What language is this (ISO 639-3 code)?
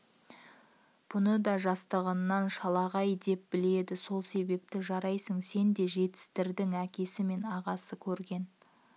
kaz